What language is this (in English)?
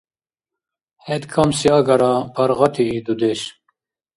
Dargwa